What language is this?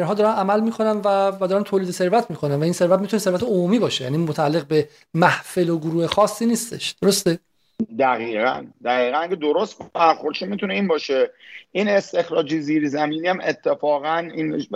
Persian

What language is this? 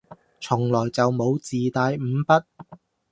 Cantonese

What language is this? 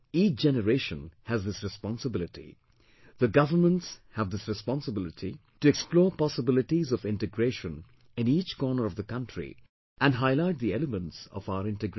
English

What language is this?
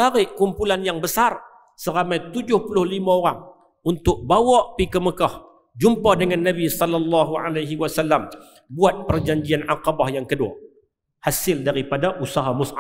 Malay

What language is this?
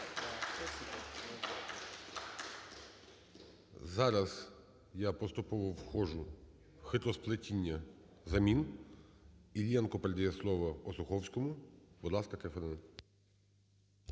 Ukrainian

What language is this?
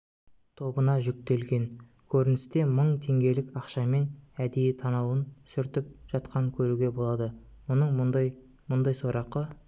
Kazakh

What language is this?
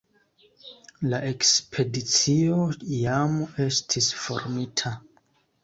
Esperanto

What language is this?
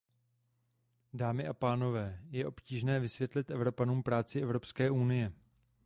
Czech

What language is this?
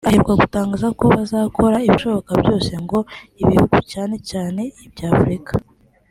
Kinyarwanda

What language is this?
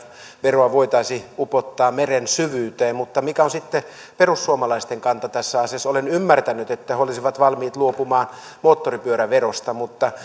Finnish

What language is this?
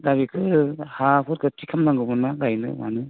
Bodo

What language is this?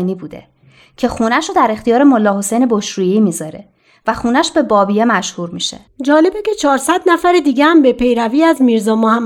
Persian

